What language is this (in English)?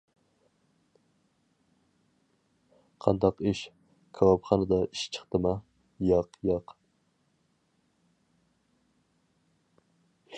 Uyghur